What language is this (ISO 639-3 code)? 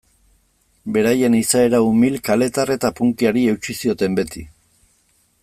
eus